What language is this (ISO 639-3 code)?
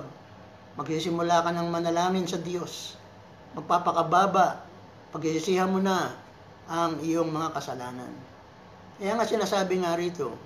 fil